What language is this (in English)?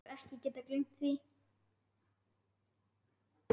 Icelandic